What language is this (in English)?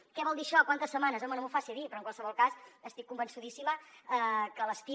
Catalan